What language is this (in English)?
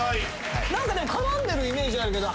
Japanese